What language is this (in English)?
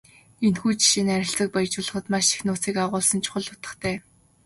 Mongolian